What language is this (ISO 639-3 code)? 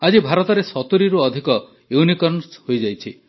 ori